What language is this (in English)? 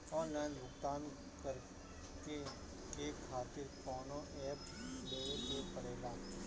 Bhojpuri